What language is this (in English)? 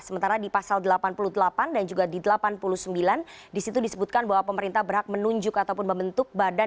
Indonesian